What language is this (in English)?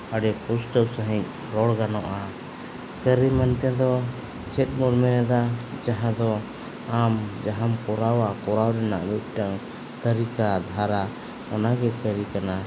Santali